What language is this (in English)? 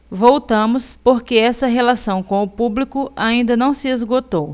Portuguese